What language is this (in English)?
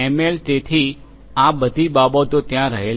Gujarati